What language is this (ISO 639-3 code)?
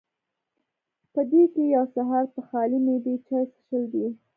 pus